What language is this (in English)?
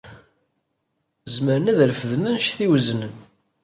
Kabyle